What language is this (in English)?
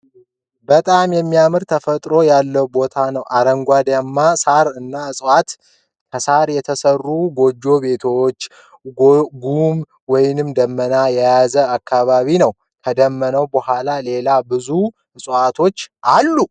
Amharic